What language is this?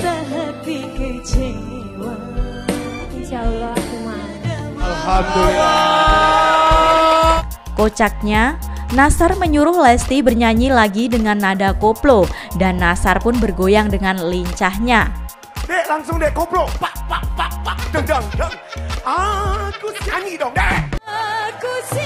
Indonesian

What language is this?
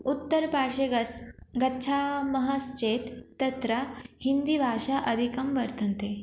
Sanskrit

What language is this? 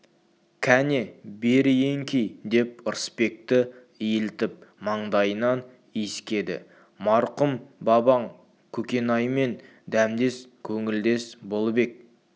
Kazakh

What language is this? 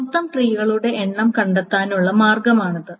Malayalam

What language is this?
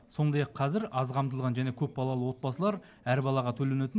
Kazakh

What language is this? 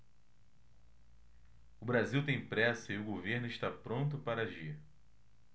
Portuguese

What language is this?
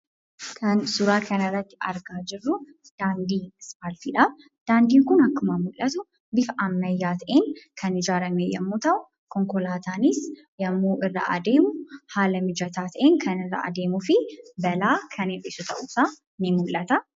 Oromo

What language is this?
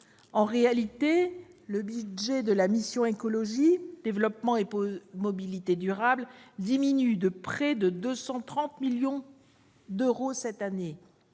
French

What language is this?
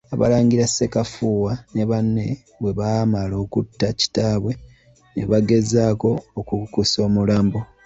Ganda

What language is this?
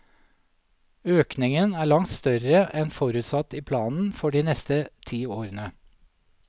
Norwegian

